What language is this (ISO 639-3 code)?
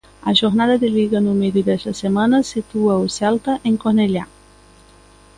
glg